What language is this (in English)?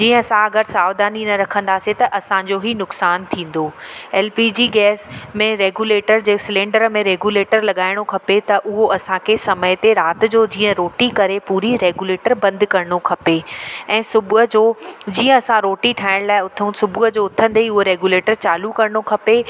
Sindhi